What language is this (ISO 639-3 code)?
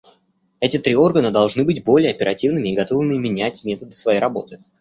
rus